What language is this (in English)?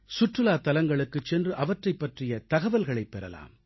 Tamil